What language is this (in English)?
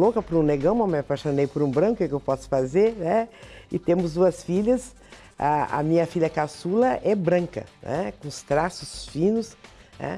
Portuguese